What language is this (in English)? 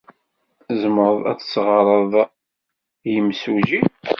Kabyle